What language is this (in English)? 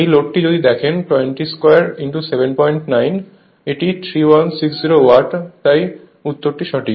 Bangla